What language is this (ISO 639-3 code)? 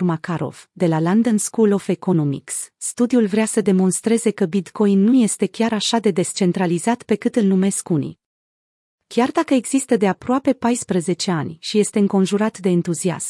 ron